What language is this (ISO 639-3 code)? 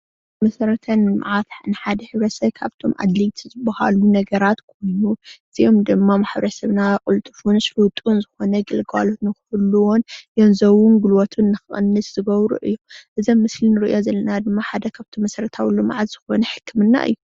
tir